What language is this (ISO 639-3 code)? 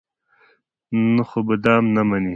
pus